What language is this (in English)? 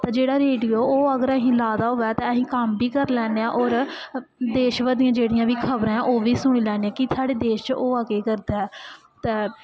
Dogri